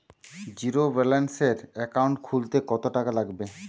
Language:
Bangla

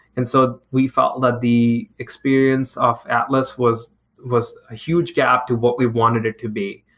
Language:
English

